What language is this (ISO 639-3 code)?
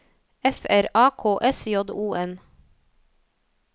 nor